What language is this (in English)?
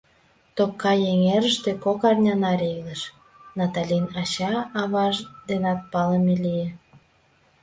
Mari